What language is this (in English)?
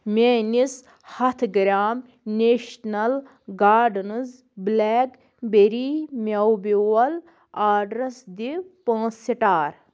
Kashmiri